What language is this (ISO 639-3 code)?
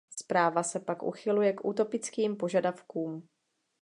ces